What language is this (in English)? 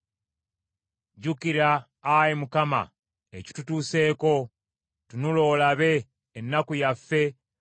Ganda